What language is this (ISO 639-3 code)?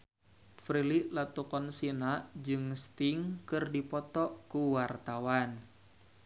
sun